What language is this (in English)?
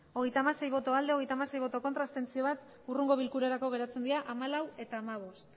Basque